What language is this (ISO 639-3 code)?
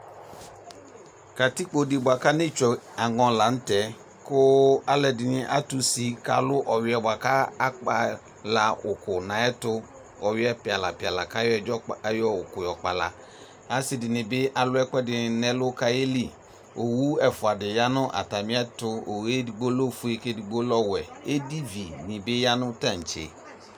kpo